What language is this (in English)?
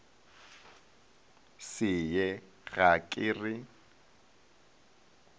Northern Sotho